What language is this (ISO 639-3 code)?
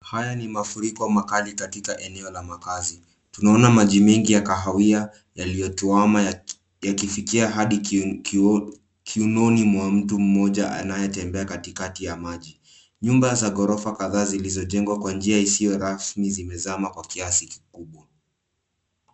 swa